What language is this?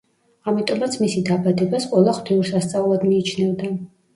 Georgian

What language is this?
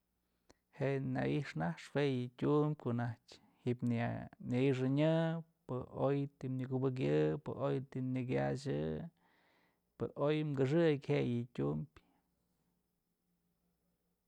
Mazatlán Mixe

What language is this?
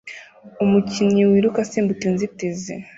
Kinyarwanda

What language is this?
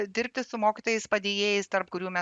Lithuanian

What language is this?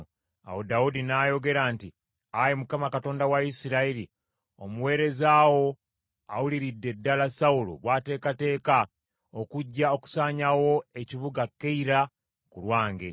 Ganda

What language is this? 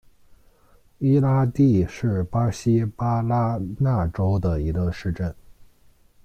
Chinese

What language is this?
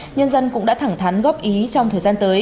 Vietnamese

